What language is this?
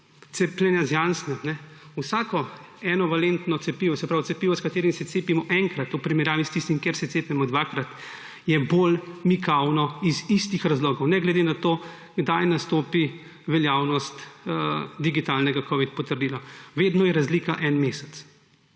Slovenian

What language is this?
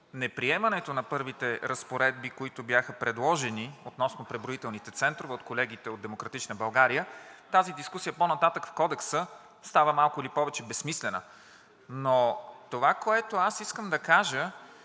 Bulgarian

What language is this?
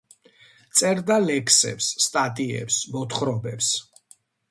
Georgian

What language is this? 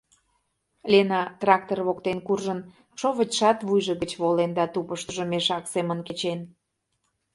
Mari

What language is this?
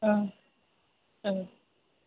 Bodo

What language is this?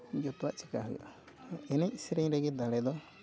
Santali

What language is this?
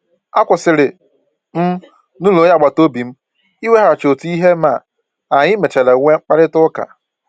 Igbo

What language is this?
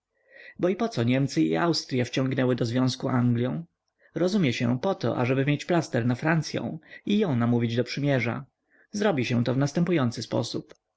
Polish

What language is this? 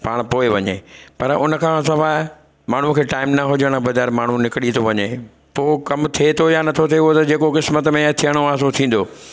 Sindhi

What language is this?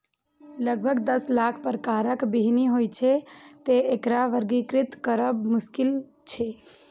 Maithili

